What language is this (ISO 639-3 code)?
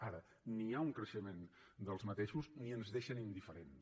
cat